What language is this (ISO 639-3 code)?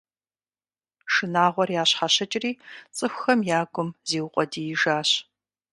kbd